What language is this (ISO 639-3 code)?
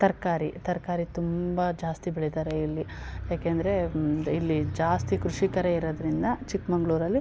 kan